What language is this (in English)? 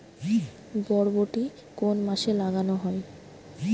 Bangla